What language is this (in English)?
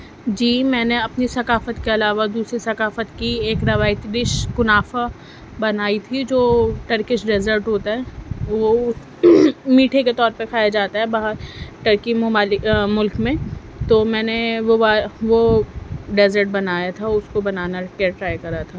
Urdu